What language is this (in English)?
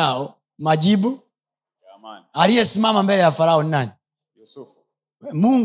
Swahili